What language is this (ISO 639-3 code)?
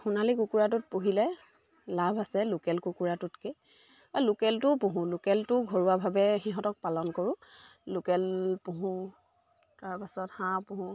asm